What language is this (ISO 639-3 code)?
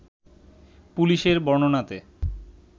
ben